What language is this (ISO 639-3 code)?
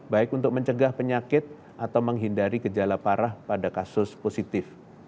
ind